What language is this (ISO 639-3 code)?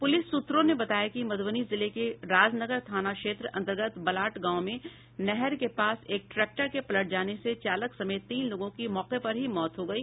hin